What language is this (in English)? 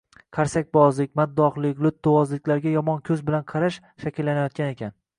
Uzbek